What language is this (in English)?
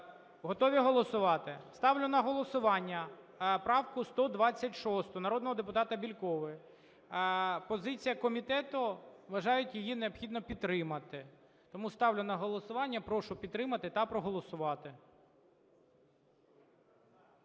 Ukrainian